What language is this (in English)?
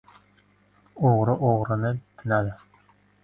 Uzbek